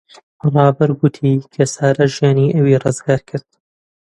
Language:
Central Kurdish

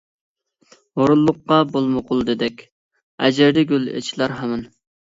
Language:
Uyghur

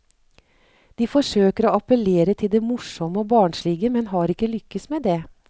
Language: Norwegian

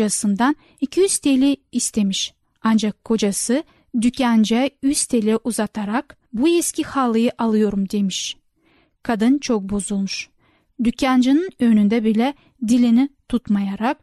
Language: Turkish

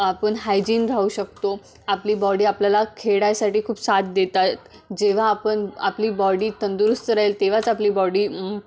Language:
Marathi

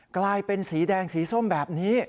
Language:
Thai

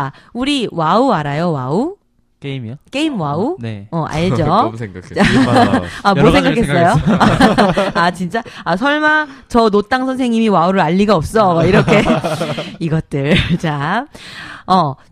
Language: Korean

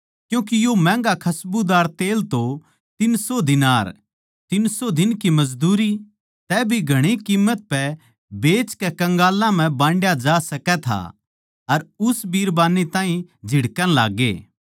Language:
Haryanvi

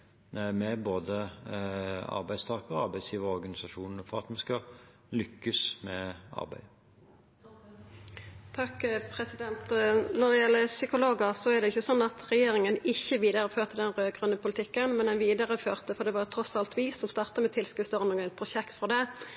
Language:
Norwegian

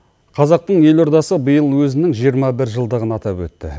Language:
Kazakh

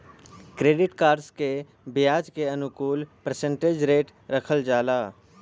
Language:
Bhojpuri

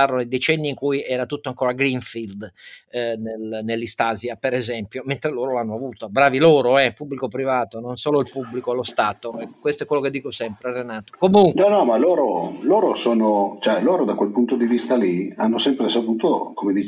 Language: Italian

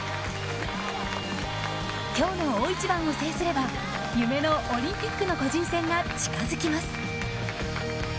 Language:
Japanese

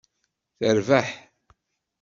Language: Kabyle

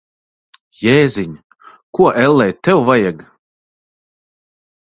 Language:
Latvian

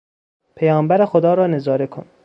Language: Persian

